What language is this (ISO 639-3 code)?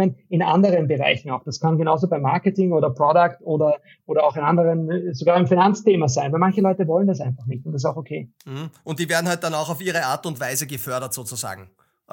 deu